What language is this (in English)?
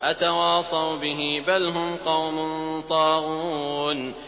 Arabic